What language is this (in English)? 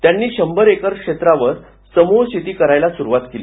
Marathi